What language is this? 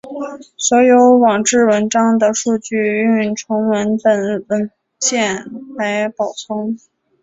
Chinese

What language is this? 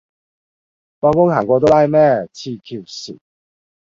Cantonese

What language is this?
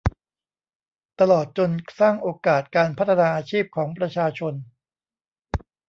Thai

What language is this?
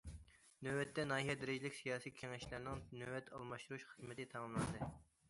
Uyghur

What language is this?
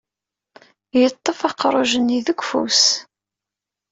Kabyle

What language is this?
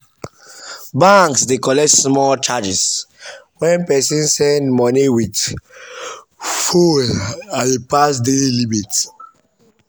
Nigerian Pidgin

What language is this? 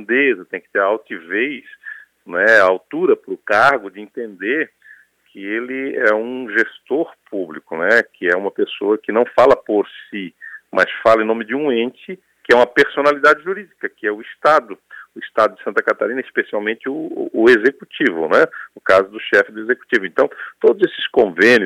Portuguese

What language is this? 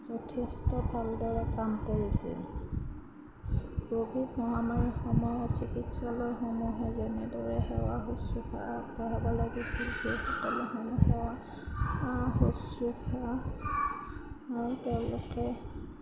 Assamese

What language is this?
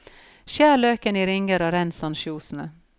Norwegian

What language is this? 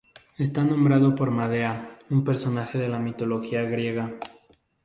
Spanish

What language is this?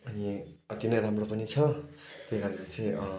Nepali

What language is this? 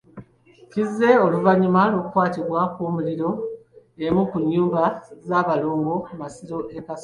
Ganda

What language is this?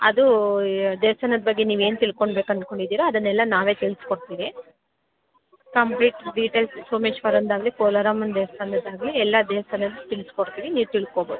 Kannada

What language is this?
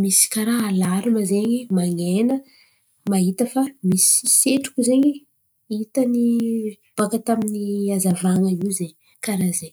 Antankarana Malagasy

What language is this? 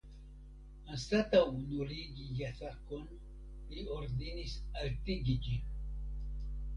Esperanto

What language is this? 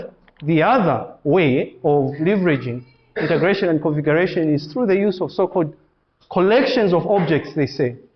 English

